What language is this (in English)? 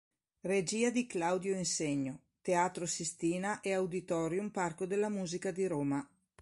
Italian